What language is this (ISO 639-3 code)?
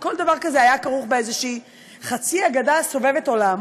heb